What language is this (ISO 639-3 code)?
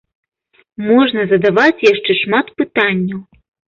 bel